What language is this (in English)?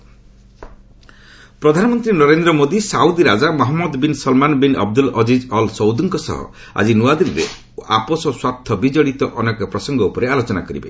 Odia